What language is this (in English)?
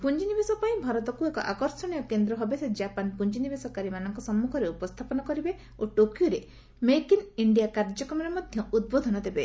Odia